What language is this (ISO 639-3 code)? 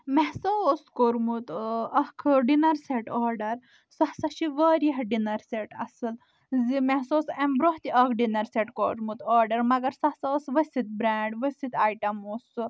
kas